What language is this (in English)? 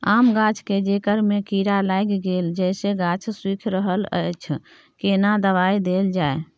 Maithili